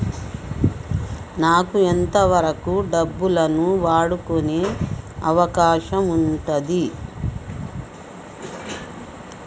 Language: Telugu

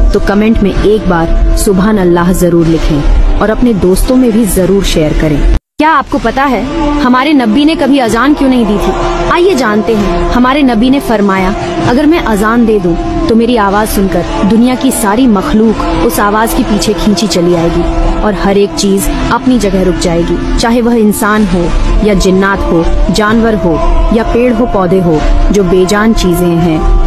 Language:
Hindi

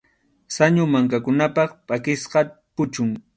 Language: Arequipa-La Unión Quechua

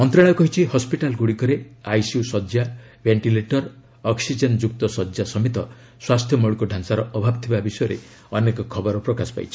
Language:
Odia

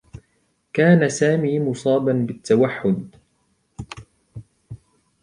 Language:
Arabic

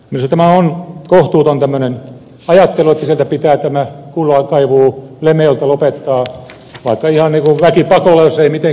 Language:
Finnish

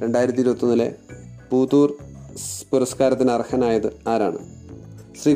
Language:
Malayalam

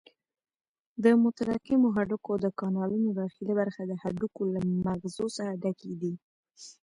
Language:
Pashto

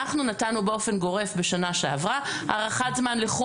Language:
Hebrew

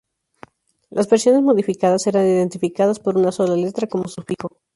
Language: Spanish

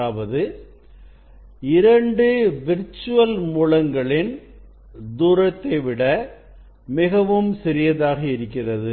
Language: Tamil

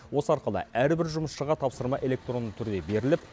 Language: Kazakh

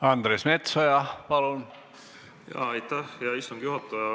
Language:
Estonian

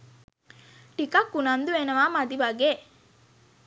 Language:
Sinhala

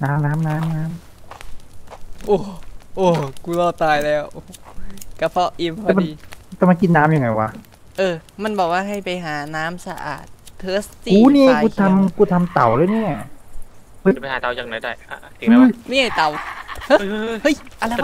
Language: Thai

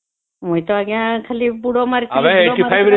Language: Odia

